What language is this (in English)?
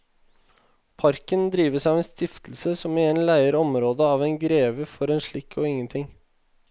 Norwegian